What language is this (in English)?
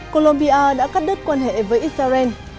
Vietnamese